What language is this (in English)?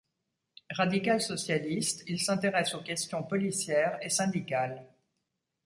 French